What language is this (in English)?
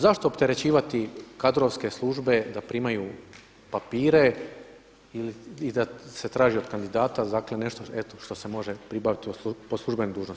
Croatian